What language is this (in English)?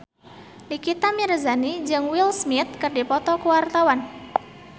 Sundanese